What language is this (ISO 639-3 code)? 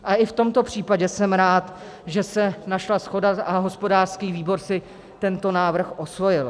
ces